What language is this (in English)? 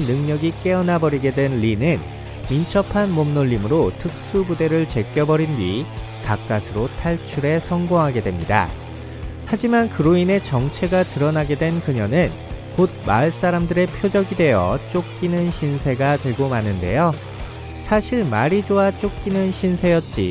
Korean